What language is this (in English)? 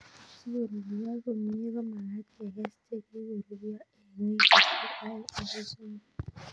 Kalenjin